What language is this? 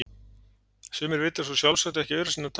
Icelandic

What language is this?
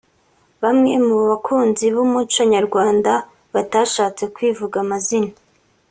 Kinyarwanda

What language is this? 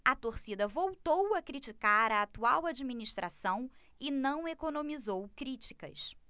Portuguese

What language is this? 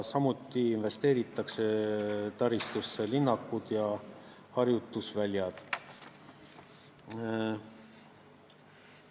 Estonian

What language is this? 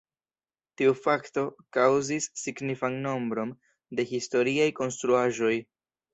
Esperanto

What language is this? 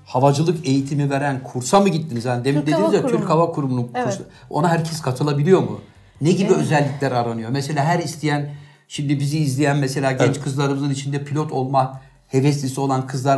Turkish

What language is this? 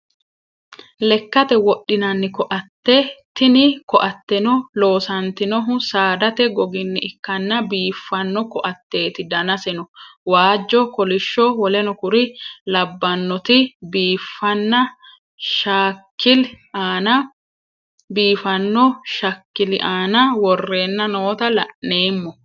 Sidamo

